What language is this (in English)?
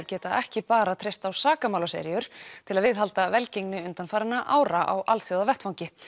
Icelandic